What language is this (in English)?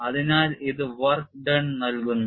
Malayalam